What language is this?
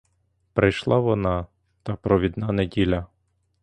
Ukrainian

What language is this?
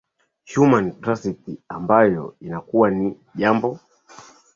Swahili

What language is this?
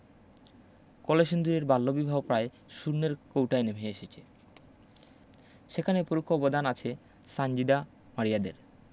Bangla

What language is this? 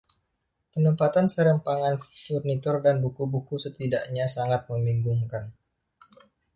Indonesian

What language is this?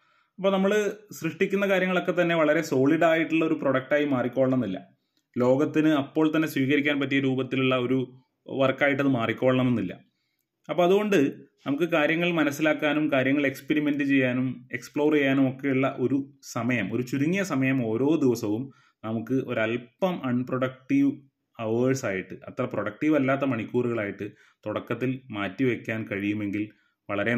Malayalam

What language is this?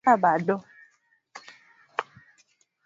Swahili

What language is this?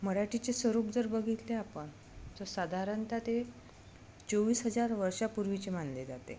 Marathi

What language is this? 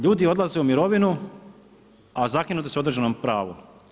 Croatian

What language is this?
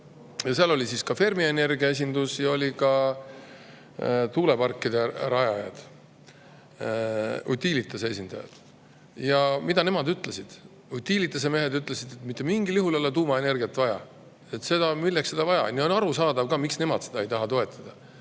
Estonian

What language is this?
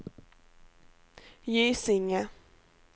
Swedish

